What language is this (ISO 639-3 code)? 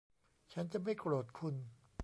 tha